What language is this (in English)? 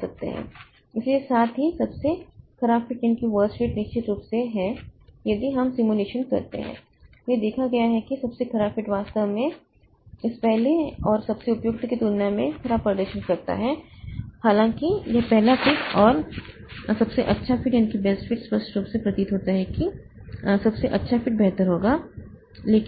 Hindi